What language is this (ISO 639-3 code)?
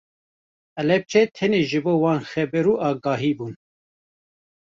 kur